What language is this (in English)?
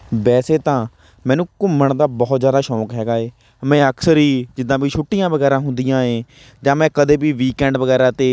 Punjabi